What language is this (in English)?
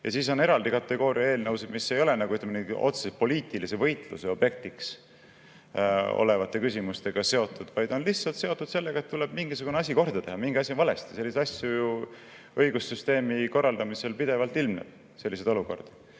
Estonian